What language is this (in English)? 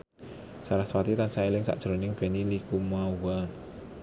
Javanese